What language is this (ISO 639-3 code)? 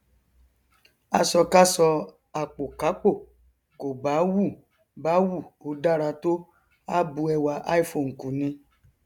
yor